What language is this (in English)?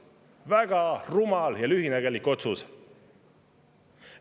Estonian